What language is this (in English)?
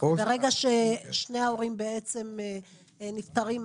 Hebrew